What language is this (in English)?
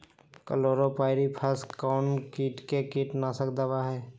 Magahi